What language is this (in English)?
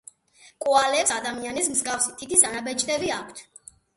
Georgian